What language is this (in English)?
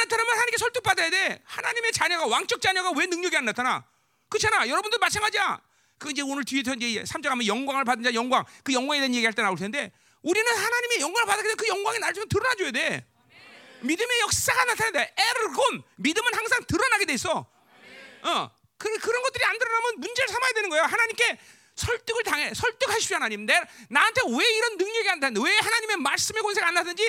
Korean